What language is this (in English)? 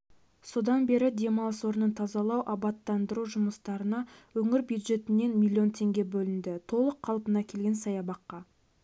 Kazakh